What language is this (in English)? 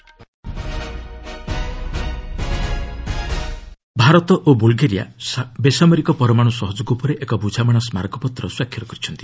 Odia